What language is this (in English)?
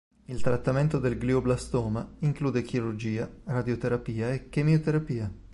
Italian